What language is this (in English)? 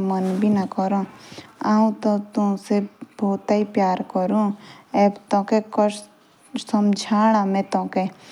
Jaunsari